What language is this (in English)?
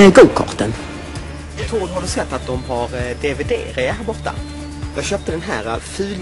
Swedish